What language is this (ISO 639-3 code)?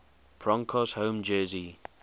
eng